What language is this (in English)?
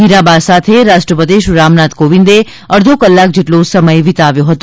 Gujarati